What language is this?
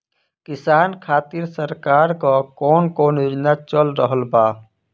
Bhojpuri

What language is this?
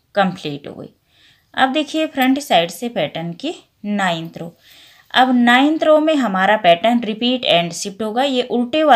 Hindi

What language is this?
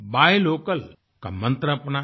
Hindi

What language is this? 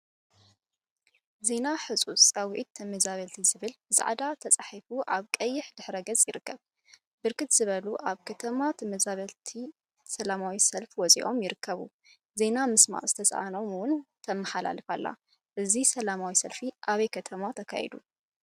Tigrinya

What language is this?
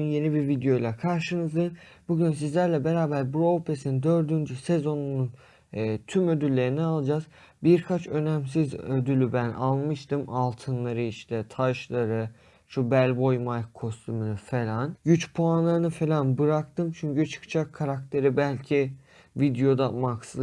Turkish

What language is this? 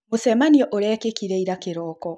Kikuyu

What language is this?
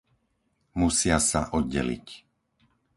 Slovak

